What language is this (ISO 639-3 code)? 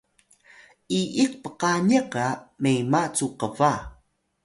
tay